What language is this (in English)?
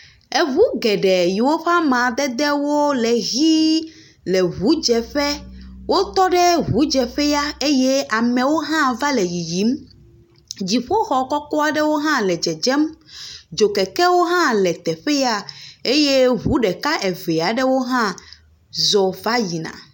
Ewe